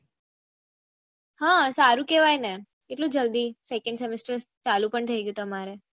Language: Gujarati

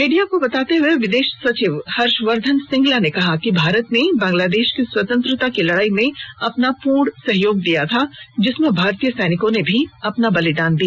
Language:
Hindi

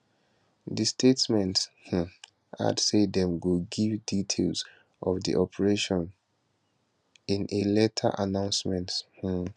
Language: Nigerian Pidgin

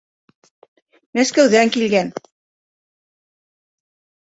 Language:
Bashkir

